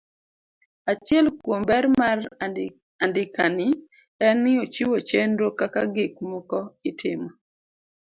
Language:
Luo (Kenya and Tanzania)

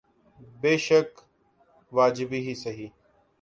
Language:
Urdu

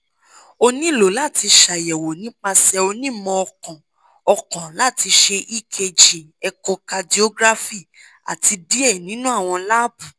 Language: Yoruba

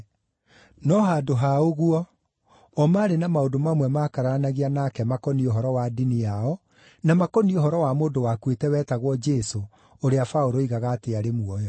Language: Kikuyu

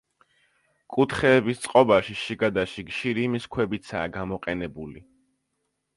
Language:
Georgian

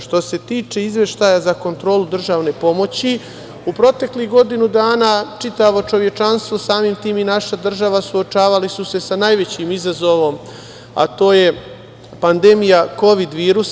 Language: Serbian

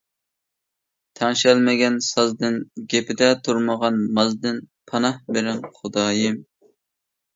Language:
Uyghur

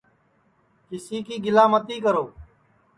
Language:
Sansi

